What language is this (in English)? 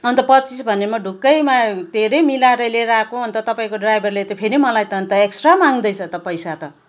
Nepali